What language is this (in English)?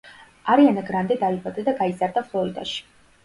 Georgian